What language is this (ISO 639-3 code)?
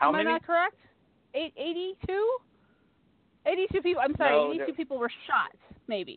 eng